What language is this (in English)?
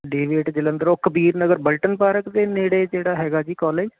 Punjabi